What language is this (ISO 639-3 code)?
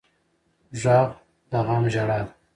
pus